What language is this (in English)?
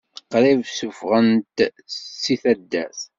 Kabyle